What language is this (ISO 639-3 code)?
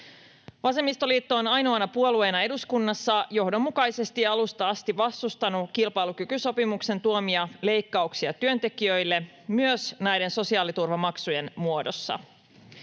fin